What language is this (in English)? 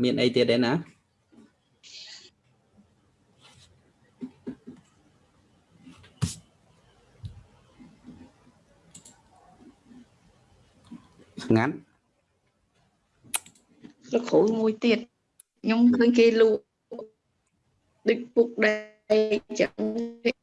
Vietnamese